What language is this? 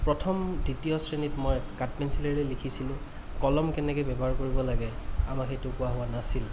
Assamese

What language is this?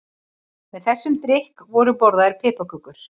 Icelandic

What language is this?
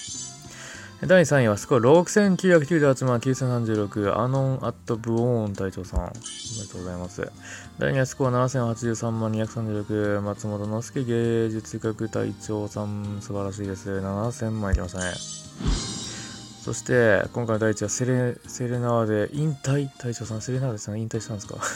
Japanese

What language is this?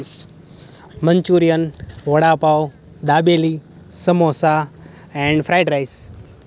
Gujarati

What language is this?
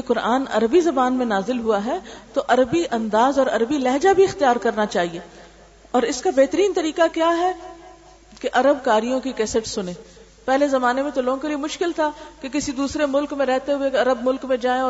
Urdu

